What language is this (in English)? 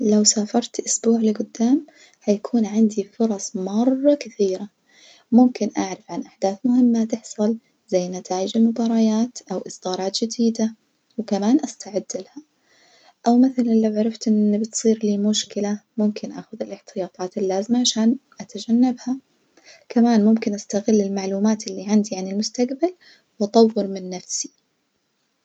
Najdi Arabic